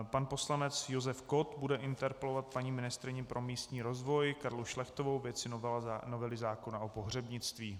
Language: Czech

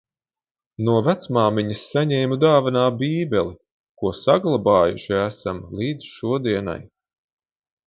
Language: Latvian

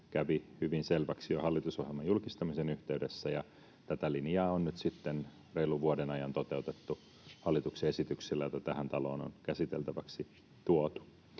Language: Finnish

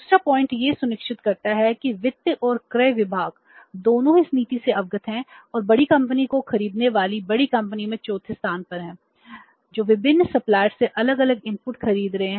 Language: Hindi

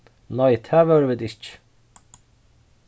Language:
Faroese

